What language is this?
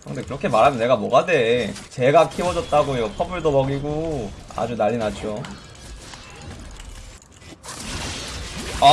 Korean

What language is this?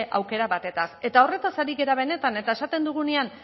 Basque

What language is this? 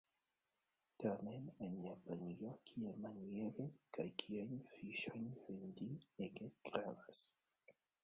Esperanto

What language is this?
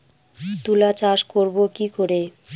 Bangla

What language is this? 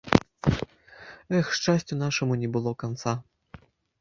Belarusian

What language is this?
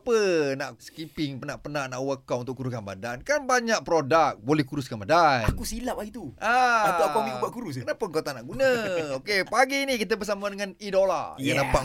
Malay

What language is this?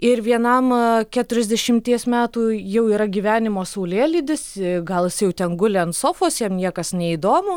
Lithuanian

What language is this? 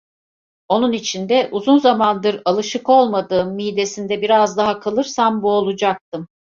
Turkish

